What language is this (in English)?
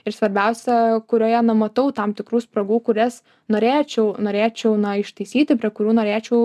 Lithuanian